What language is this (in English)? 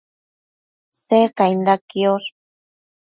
Matsés